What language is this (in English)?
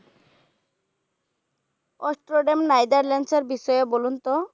Bangla